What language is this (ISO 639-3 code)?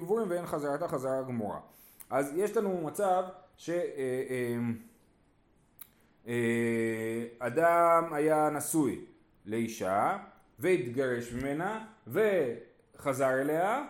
heb